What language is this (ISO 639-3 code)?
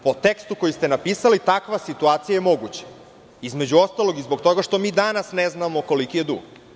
srp